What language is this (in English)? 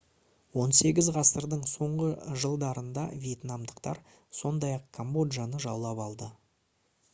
Kazakh